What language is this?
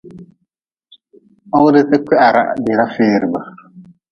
Nawdm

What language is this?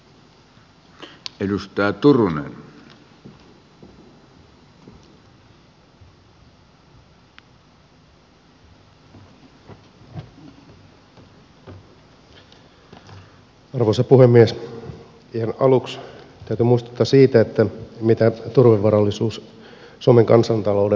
Finnish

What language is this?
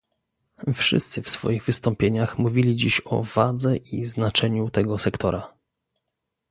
Polish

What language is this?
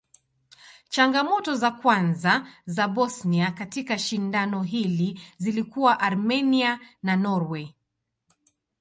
Swahili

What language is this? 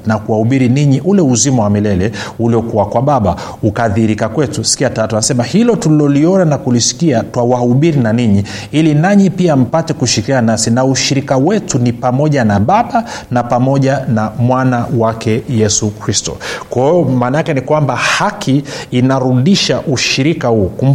Swahili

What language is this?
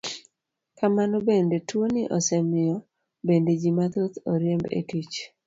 Luo (Kenya and Tanzania)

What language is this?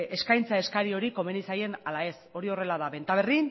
Basque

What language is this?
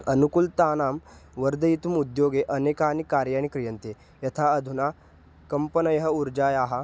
Sanskrit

